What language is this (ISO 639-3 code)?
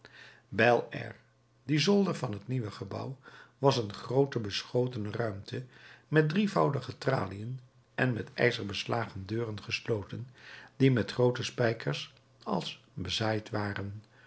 nld